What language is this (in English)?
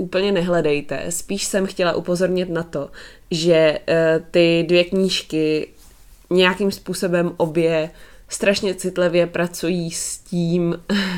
Czech